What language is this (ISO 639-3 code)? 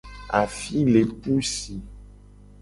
gej